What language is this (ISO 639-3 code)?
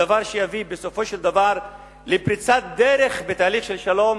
heb